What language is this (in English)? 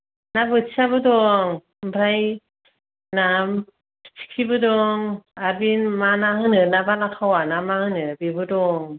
Bodo